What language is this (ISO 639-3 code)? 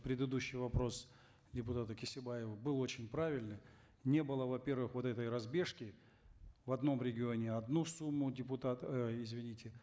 kaz